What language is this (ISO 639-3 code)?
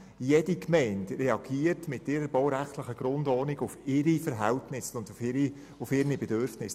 gsw